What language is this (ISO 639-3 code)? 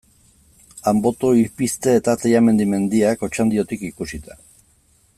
eus